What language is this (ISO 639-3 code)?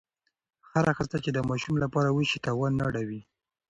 pus